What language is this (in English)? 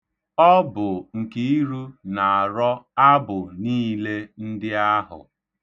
Igbo